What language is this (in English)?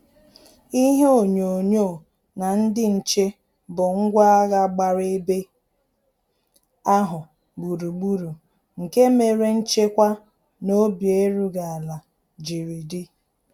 Igbo